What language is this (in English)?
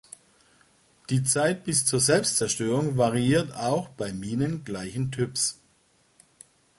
German